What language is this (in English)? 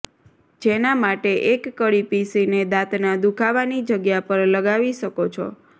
Gujarati